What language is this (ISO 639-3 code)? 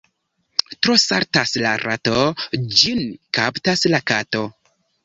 epo